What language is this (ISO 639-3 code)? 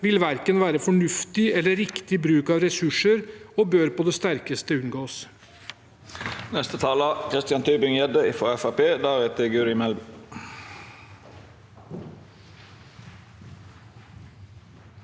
nor